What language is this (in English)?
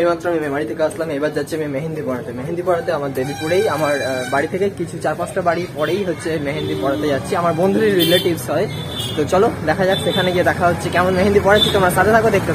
Romanian